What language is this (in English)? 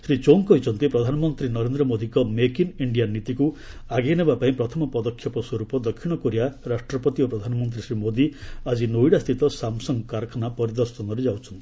Odia